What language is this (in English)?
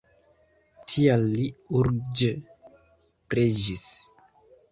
Esperanto